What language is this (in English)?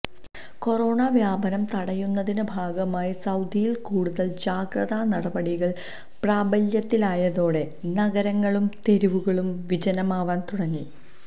Malayalam